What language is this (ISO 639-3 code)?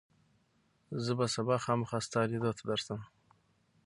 pus